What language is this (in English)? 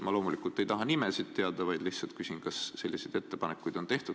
Estonian